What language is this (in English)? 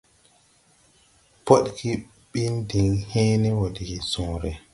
Tupuri